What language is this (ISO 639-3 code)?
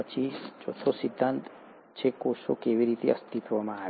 guj